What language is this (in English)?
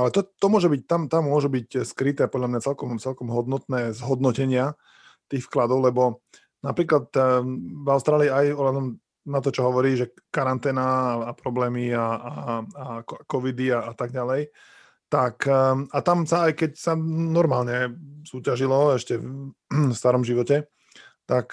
Slovak